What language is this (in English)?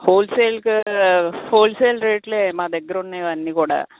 Telugu